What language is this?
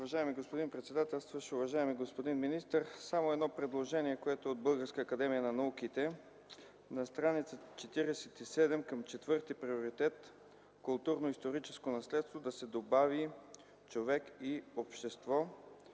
Bulgarian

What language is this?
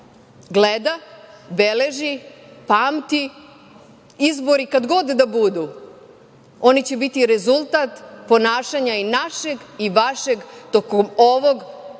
Serbian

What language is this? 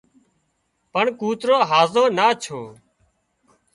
Wadiyara Koli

